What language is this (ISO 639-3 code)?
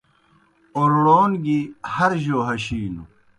plk